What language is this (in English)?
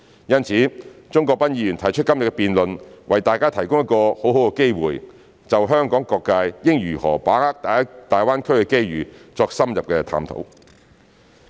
Cantonese